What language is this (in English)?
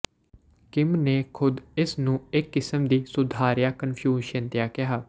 Punjabi